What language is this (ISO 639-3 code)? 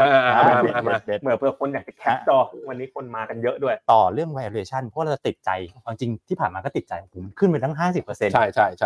tha